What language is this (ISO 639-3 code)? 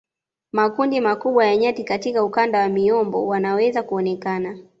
swa